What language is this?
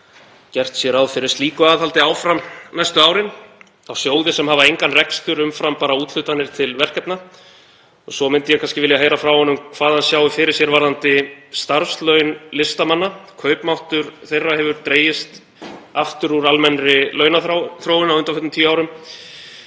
Icelandic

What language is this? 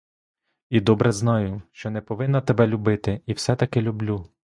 Ukrainian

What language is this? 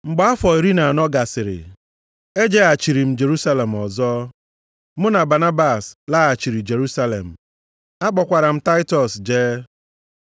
Igbo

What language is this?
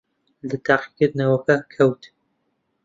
Central Kurdish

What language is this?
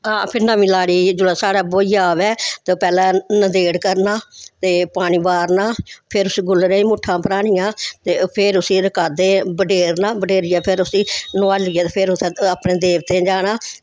Dogri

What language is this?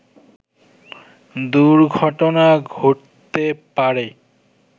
Bangla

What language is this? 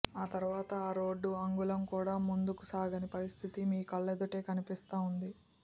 Telugu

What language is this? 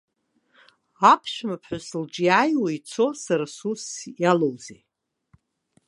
Abkhazian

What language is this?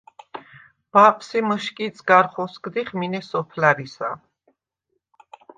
Svan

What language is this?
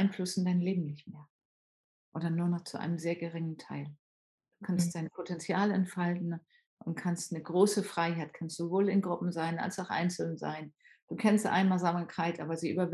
German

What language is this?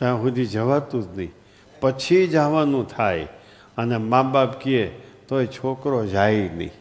Gujarati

